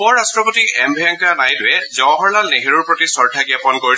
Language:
Assamese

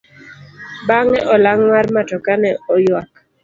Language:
Luo (Kenya and Tanzania)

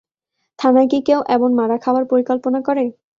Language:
Bangla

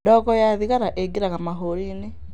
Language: Kikuyu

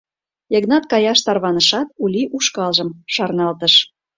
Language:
Mari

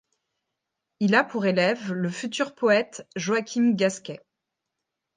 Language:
French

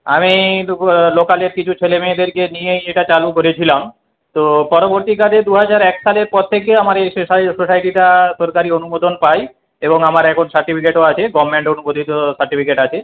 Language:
Bangla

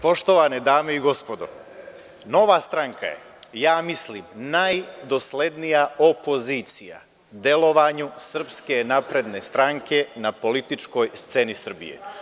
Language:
Serbian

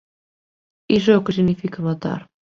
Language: Galician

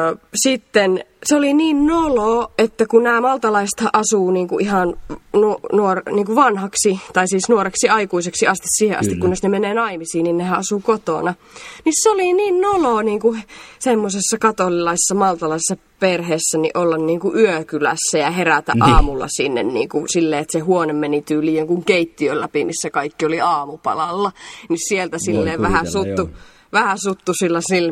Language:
Finnish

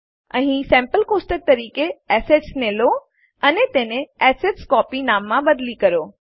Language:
Gujarati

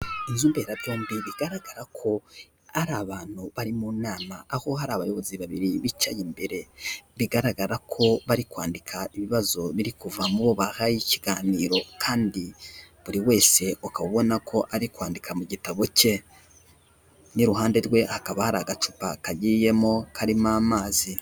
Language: Kinyarwanda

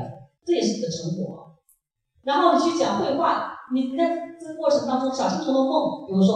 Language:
Chinese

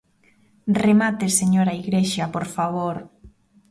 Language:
Galician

